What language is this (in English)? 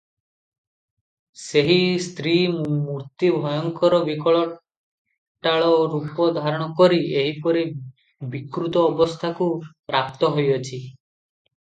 Odia